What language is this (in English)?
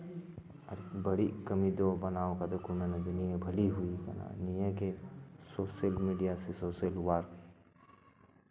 Santali